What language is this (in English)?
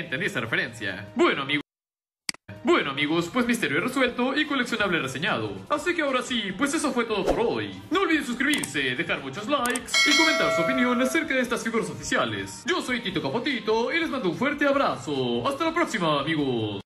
Spanish